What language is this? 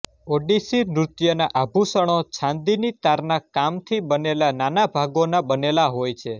Gujarati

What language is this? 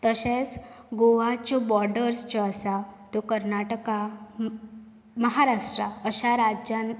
Konkani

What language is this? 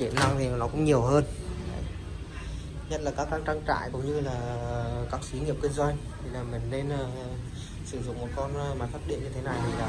Vietnamese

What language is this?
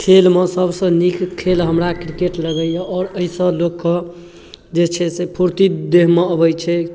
Maithili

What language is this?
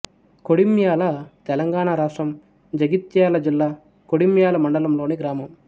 Telugu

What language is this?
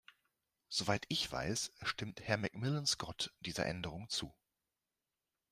German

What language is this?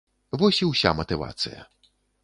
Belarusian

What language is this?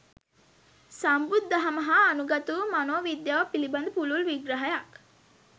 Sinhala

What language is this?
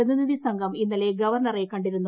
Malayalam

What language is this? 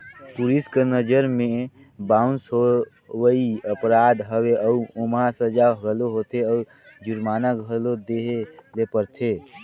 Chhattisgarhi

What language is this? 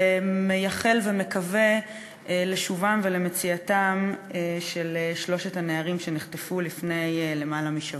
Hebrew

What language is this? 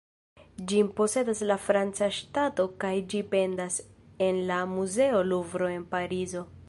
Esperanto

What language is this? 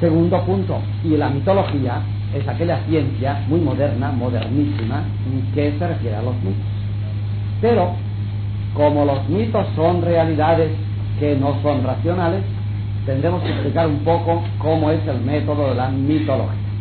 Spanish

